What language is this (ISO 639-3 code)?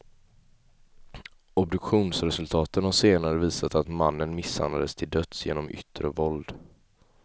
swe